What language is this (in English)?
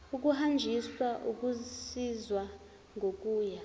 Zulu